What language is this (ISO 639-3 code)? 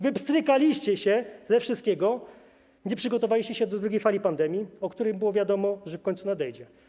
pol